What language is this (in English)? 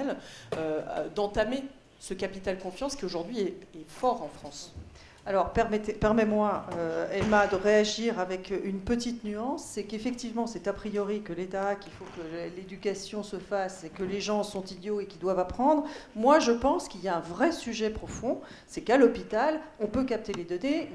French